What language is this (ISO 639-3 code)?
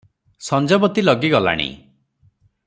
ori